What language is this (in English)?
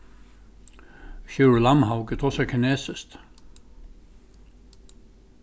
Faroese